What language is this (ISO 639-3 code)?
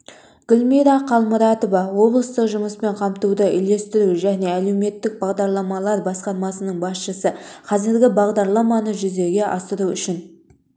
kaz